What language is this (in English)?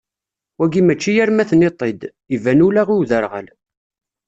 Kabyle